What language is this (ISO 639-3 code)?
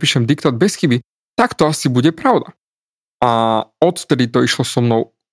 slk